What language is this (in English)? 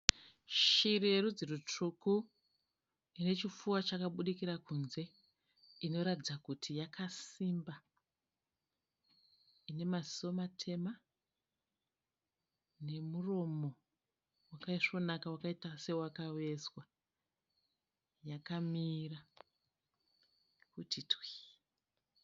Shona